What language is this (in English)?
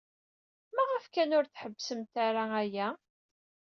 Kabyle